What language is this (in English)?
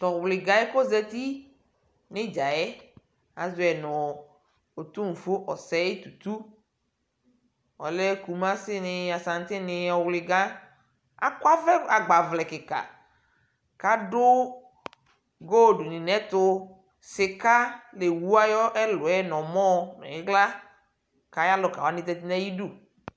Ikposo